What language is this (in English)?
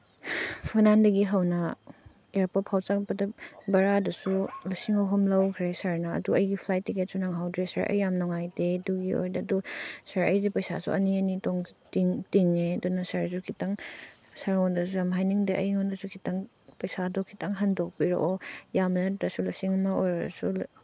Manipuri